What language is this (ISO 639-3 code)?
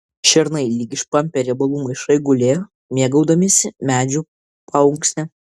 lit